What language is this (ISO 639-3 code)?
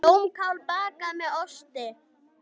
isl